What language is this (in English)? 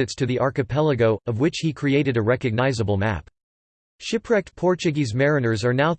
English